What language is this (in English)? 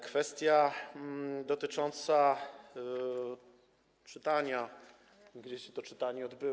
Polish